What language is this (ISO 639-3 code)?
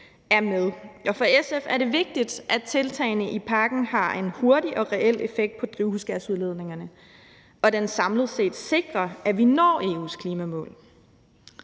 dan